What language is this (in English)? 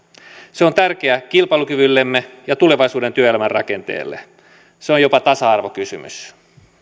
Finnish